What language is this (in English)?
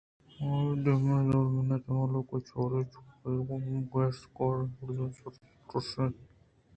Eastern Balochi